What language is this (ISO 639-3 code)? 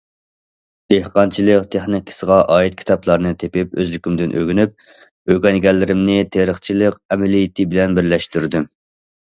uig